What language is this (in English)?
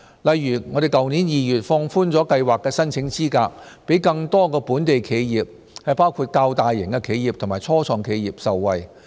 Cantonese